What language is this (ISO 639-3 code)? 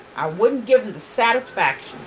eng